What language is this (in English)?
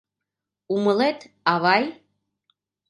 Mari